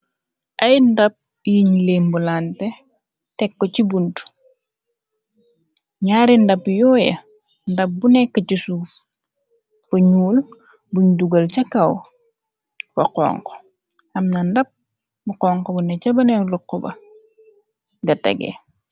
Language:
Wolof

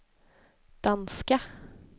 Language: Swedish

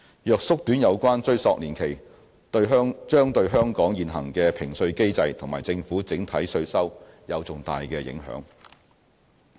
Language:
Cantonese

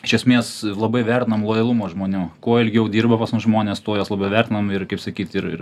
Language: Lithuanian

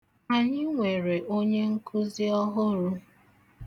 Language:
Igbo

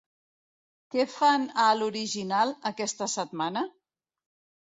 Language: Catalan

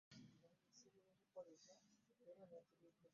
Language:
Ganda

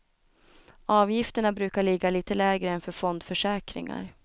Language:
Swedish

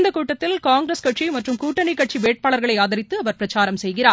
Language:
Tamil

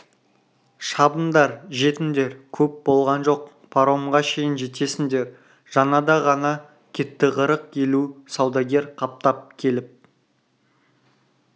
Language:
Kazakh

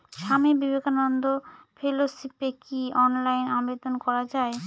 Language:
Bangla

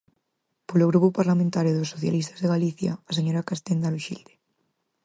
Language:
Galician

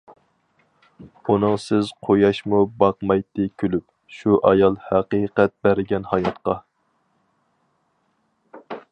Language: Uyghur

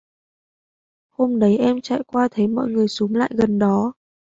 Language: Vietnamese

